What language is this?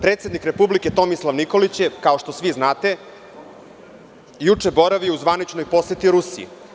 Serbian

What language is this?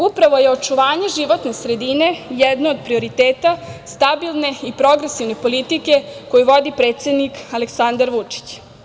Serbian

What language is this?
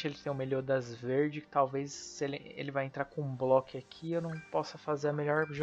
Portuguese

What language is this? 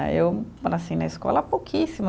Portuguese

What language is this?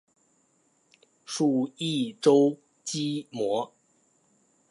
Chinese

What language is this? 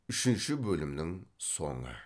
Kazakh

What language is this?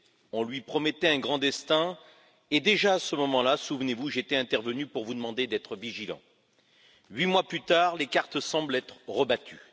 French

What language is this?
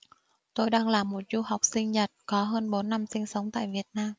Vietnamese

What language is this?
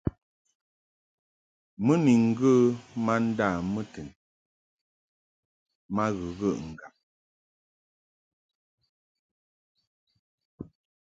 Mungaka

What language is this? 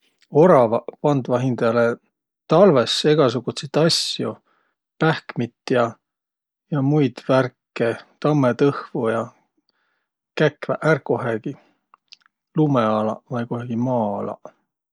Võro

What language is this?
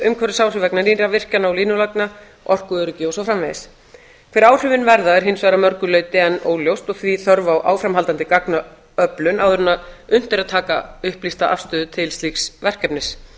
Icelandic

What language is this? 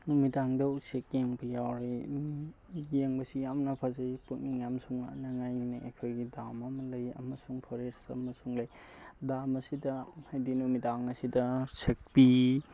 Manipuri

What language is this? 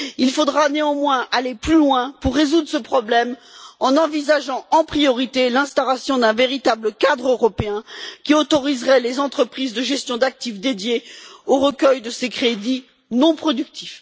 French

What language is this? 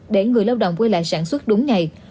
Vietnamese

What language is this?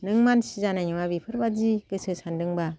Bodo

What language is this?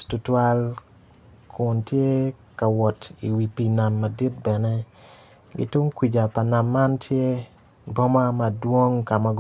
Acoli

